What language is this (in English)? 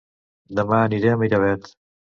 Catalan